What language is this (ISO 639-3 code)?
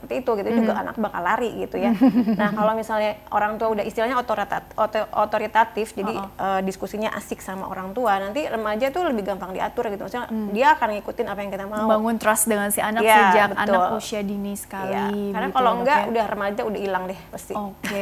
ind